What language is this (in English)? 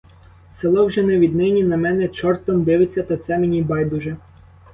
Ukrainian